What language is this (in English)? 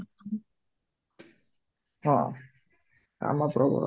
Odia